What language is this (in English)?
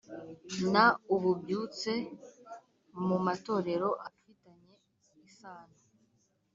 Kinyarwanda